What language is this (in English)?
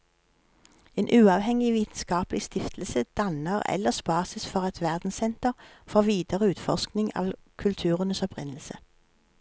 Norwegian